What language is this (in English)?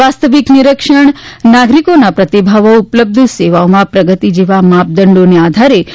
Gujarati